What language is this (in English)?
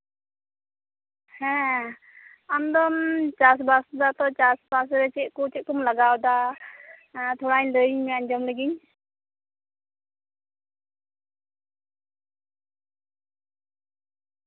Santali